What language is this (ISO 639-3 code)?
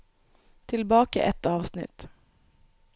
nor